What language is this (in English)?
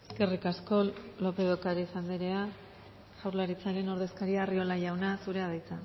Basque